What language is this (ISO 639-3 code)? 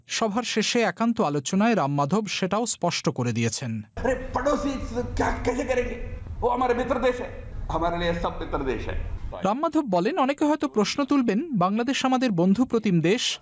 ben